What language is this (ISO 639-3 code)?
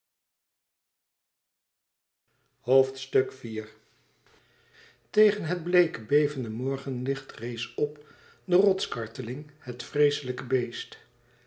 nld